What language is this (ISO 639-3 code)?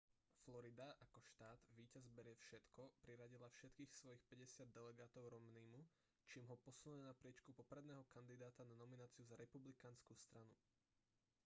slk